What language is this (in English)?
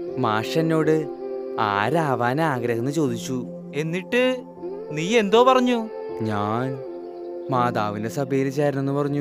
Malayalam